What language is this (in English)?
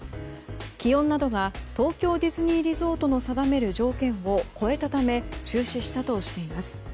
Japanese